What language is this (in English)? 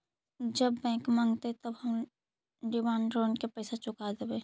Magahi